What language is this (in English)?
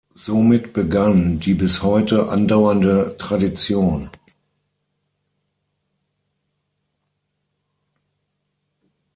German